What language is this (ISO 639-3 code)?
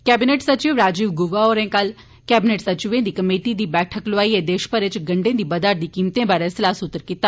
doi